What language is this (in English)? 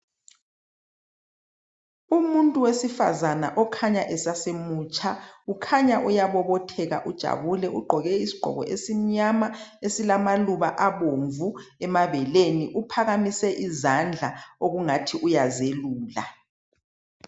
North Ndebele